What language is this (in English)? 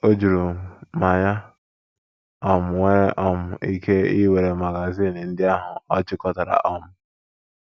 Igbo